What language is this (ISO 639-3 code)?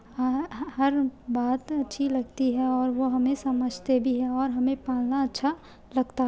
urd